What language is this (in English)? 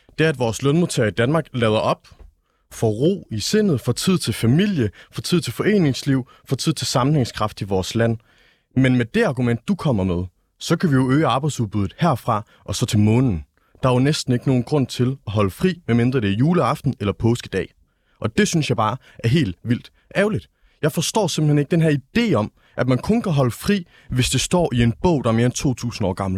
Danish